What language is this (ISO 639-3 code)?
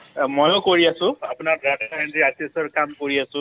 asm